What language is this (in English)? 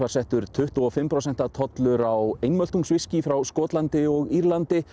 Icelandic